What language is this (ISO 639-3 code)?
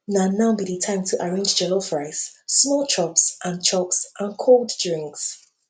pcm